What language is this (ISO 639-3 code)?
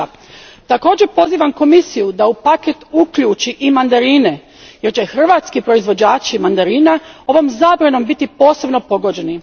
hrv